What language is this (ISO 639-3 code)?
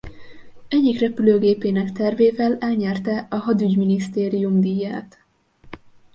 hun